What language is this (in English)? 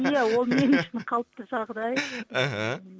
Kazakh